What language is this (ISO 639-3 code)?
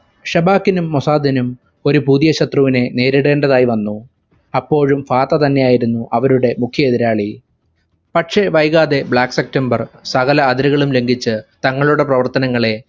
mal